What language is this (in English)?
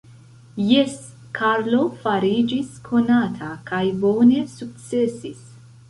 Esperanto